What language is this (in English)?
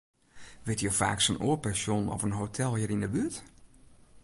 Western Frisian